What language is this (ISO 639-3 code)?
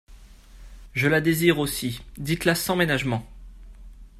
fra